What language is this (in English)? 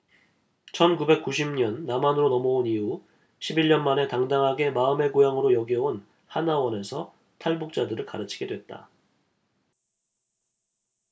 Korean